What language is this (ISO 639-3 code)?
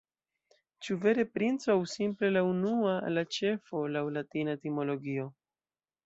epo